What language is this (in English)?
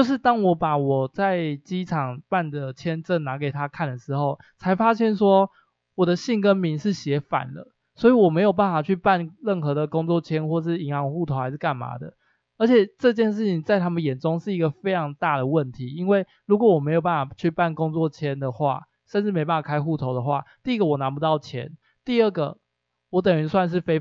Chinese